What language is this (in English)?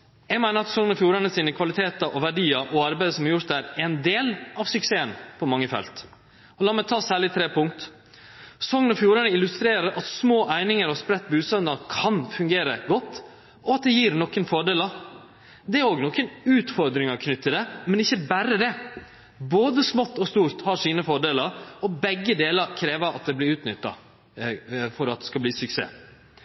Norwegian Nynorsk